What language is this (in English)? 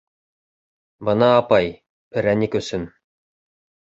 Bashkir